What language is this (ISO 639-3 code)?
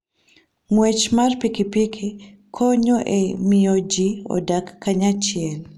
luo